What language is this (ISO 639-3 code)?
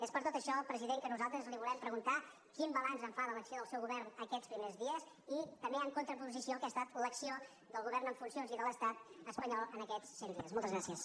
cat